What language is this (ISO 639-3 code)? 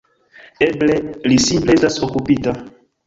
epo